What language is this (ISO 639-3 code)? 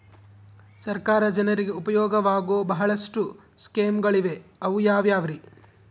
kan